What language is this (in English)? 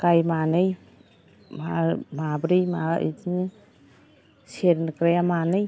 Bodo